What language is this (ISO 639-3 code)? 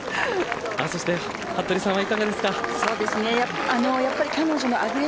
jpn